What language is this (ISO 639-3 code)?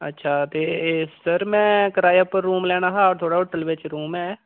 doi